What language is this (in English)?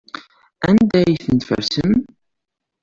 Kabyle